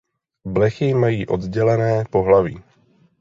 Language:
Czech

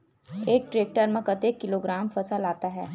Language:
Chhattisgarhi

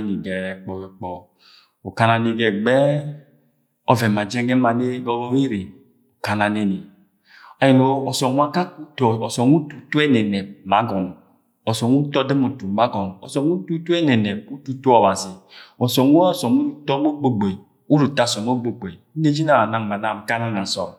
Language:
Agwagwune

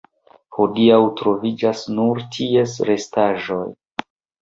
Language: Esperanto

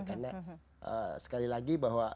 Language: Indonesian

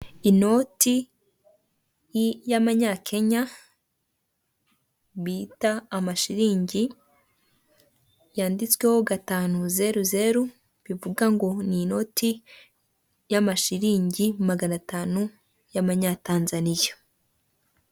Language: Kinyarwanda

